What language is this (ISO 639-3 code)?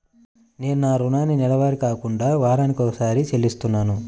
tel